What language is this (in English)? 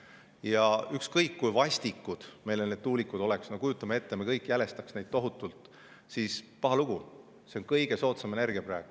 Estonian